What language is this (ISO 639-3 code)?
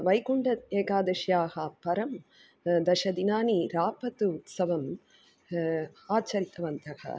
san